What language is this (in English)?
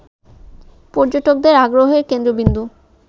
Bangla